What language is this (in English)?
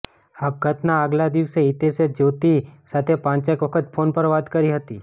Gujarati